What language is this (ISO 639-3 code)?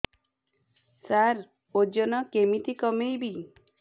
ori